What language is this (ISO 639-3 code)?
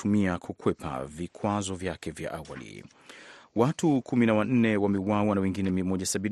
swa